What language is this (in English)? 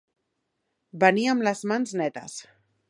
Catalan